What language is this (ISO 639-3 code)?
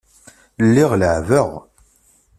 kab